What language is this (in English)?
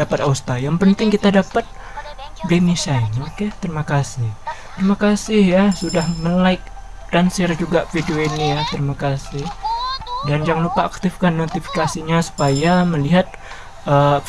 Indonesian